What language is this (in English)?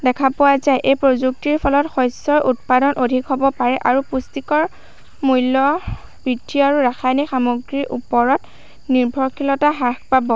Assamese